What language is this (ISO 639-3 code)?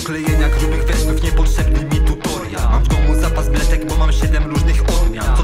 pol